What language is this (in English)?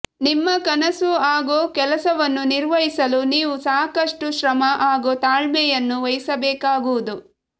Kannada